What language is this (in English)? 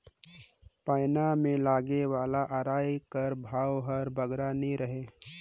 Chhattisgarhi